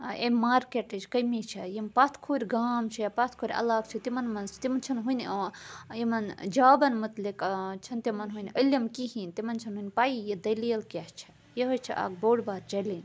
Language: Kashmiri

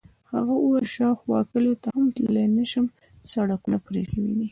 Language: Pashto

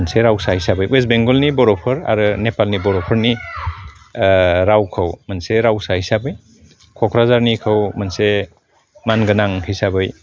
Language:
Bodo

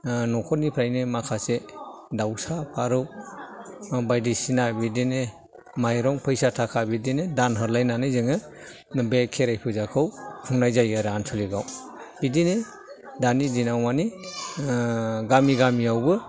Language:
Bodo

